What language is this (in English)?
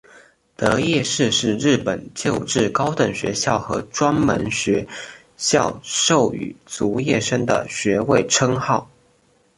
Chinese